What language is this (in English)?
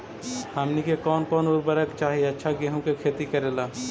Magahi